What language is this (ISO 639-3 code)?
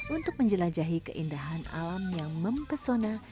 ind